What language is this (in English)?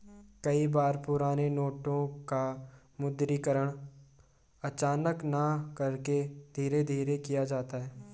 Hindi